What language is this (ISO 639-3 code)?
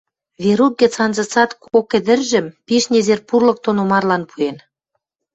mrj